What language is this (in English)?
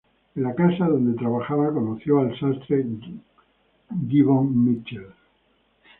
Spanish